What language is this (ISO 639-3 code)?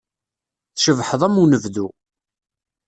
kab